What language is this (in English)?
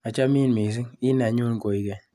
Kalenjin